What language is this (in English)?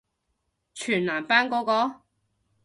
Cantonese